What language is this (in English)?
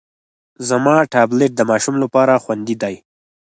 Pashto